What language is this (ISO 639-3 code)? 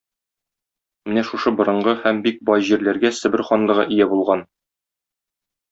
tat